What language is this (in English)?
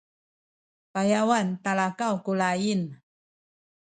Sakizaya